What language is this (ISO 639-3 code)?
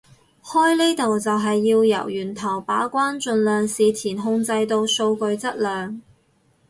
yue